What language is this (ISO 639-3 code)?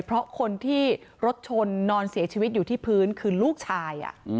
tha